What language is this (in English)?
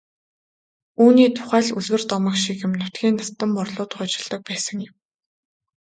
Mongolian